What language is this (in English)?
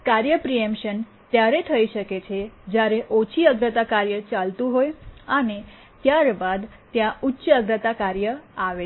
Gujarati